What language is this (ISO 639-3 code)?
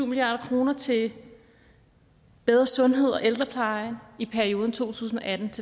dan